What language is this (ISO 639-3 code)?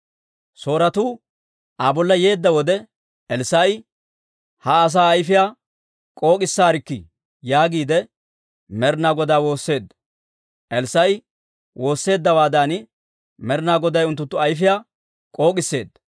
dwr